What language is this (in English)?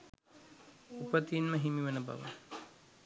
Sinhala